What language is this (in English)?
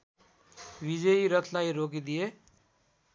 Nepali